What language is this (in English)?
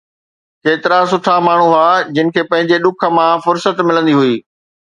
Sindhi